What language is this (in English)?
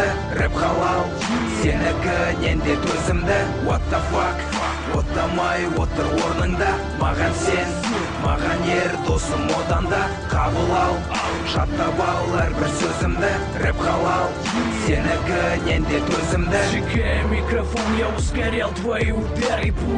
Russian